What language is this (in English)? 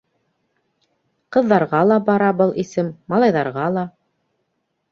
Bashkir